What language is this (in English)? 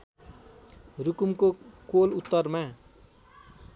Nepali